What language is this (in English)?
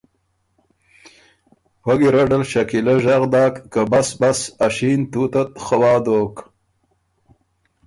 Ormuri